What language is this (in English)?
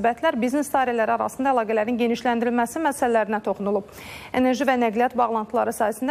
Turkish